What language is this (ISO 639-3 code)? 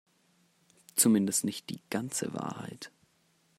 deu